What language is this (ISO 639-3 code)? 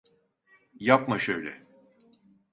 tur